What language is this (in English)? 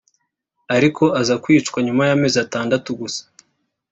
Kinyarwanda